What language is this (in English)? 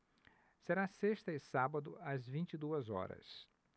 Portuguese